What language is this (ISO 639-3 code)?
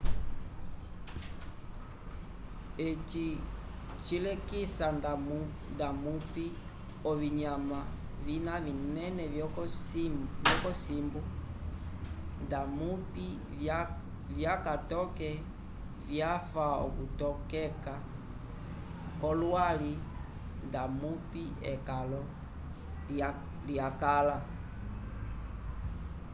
umb